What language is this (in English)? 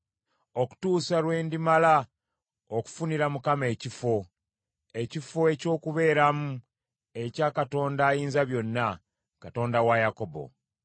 Ganda